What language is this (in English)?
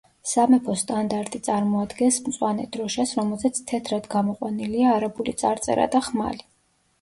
Georgian